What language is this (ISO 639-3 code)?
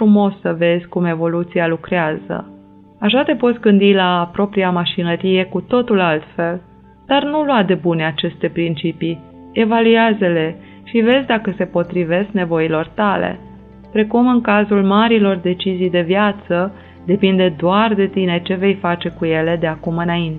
ron